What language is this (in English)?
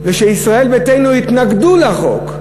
Hebrew